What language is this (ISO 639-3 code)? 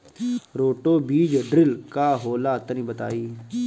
bho